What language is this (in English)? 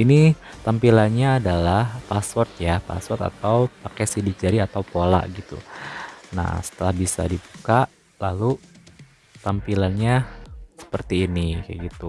Indonesian